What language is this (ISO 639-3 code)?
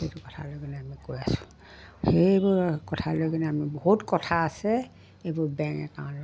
asm